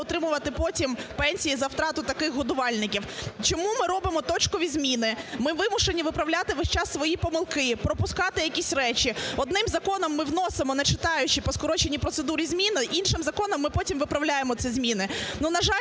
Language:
Ukrainian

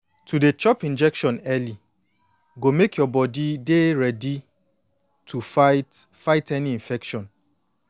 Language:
Nigerian Pidgin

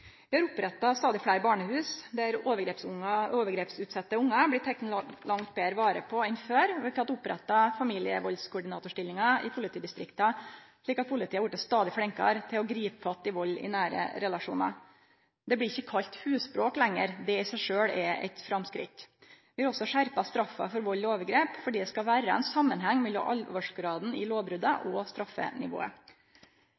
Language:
Norwegian Nynorsk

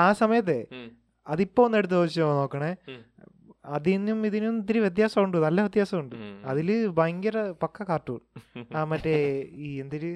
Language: Malayalam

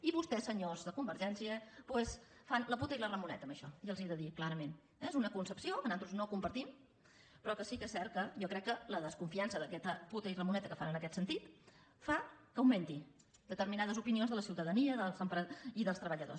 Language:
Catalan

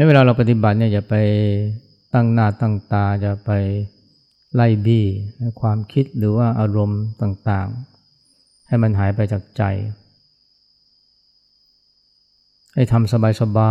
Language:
Thai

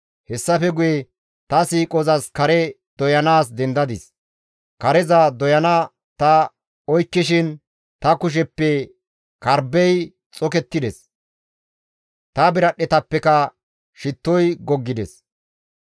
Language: Gamo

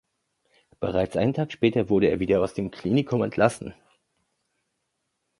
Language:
German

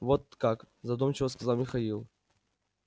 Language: Russian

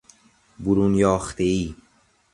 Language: Persian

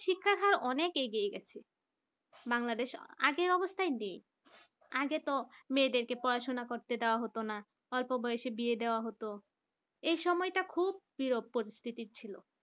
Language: Bangla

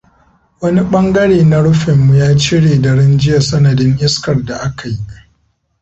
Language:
Hausa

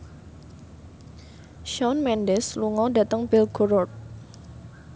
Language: Javanese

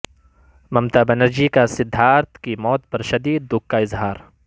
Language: Urdu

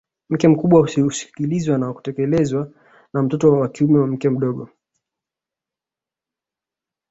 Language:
Swahili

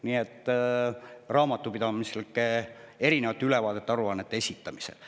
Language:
Estonian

